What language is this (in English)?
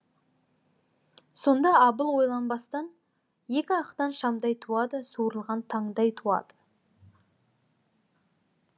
Kazakh